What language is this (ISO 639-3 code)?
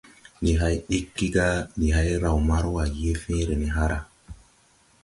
tui